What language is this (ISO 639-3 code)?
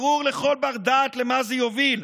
heb